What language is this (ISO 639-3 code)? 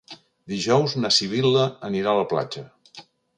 cat